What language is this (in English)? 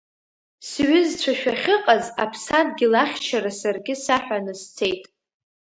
Abkhazian